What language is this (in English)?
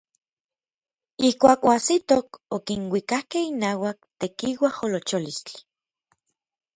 Orizaba Nahuatl